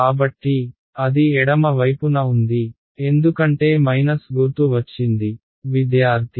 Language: Telugu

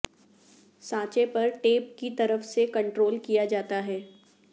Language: Urdu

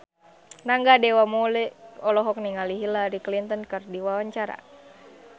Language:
Sundanese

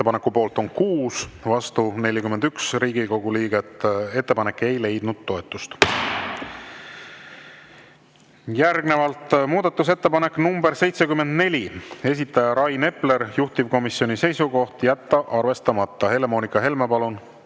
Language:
Estonian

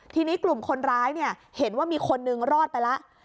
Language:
Thai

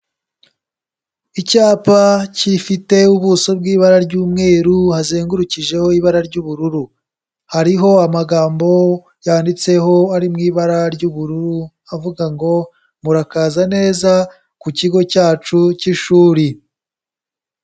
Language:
Kinyarwanda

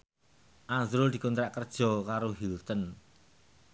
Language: Javanese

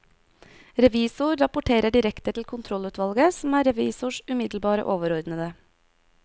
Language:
Norwegian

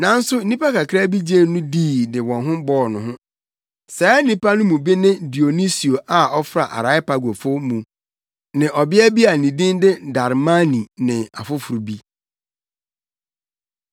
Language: Akan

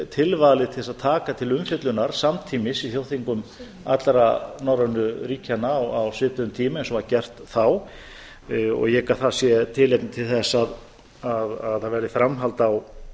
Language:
Icelandic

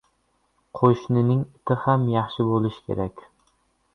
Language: Uzbek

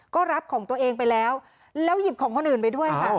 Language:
Thai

